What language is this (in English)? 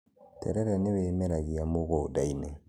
Kikuyu